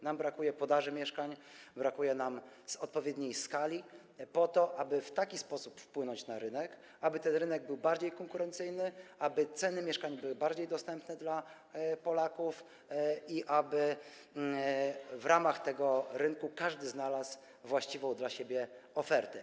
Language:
Polish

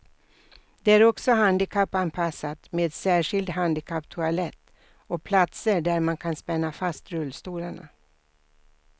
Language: Swedish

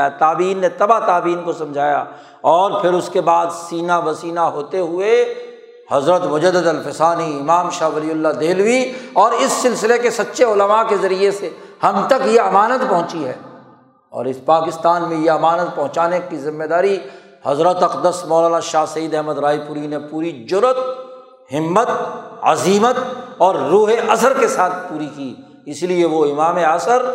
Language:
Urdu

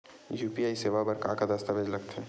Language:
Chhattisgarhi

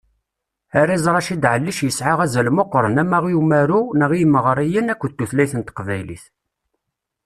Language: Kabyle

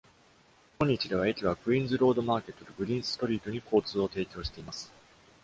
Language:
Japanese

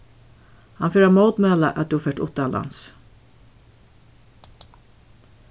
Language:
Faroese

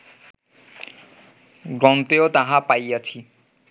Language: Bangla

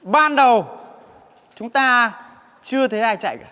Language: Vietnamese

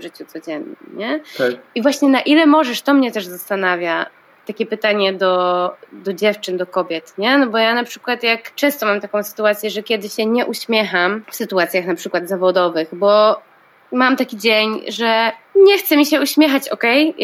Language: Polish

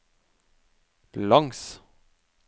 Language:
Norwegian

